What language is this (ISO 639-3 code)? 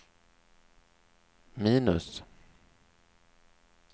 swe